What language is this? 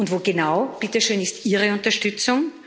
German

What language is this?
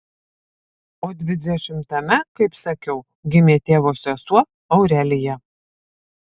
Lithuanian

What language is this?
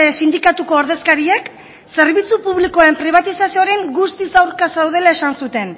Basque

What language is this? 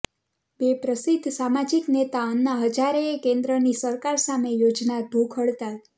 Gujarati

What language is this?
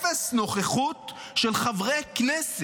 Hebrew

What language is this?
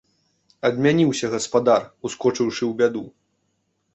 Belarusian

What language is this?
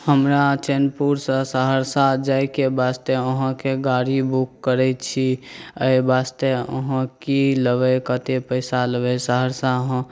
Maithili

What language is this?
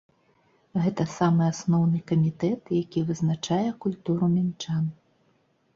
Belarusian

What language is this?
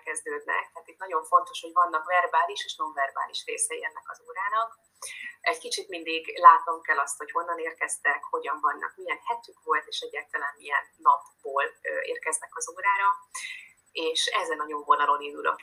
Hungarian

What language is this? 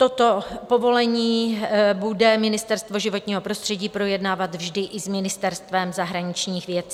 Czech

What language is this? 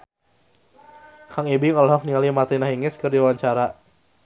Sundanese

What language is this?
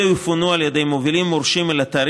Hebrew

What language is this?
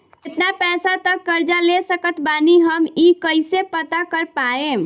Bhojpuri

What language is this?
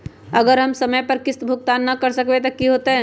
Magahi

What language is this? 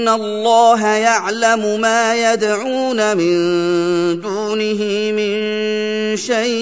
Arabic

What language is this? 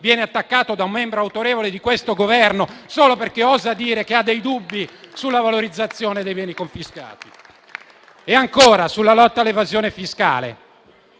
Italian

